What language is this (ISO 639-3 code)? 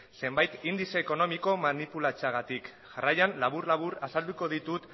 eus